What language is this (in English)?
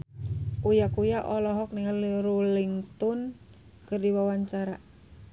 Sundanese